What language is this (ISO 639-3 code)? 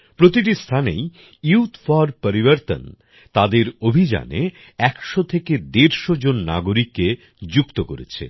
ben